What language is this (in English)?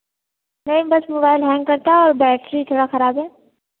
Hindi